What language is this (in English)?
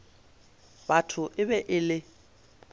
Northern Sotho